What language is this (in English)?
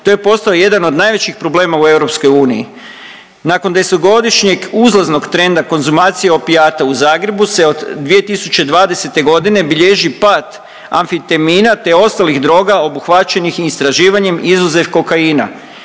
Croatian